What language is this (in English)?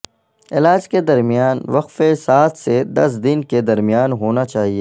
Urdu